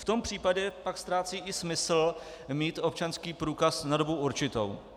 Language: Czech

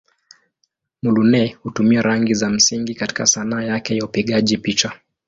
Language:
Swahili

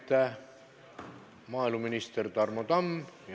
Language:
Estonian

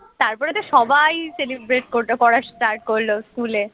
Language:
Bangla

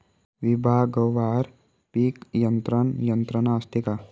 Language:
Marathi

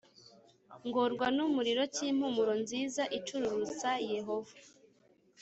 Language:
Kinyarwanda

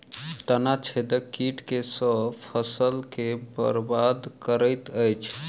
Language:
Maithili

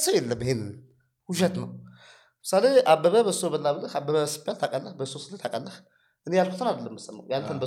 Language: Amharic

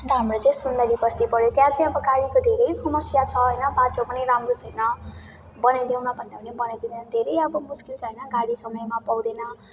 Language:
Nepali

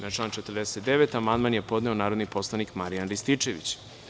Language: Serbian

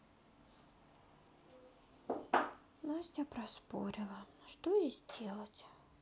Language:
Russian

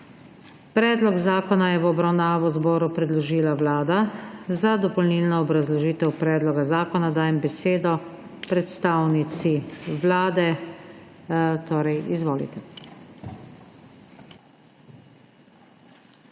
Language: Slovenian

